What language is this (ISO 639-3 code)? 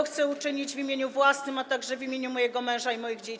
pol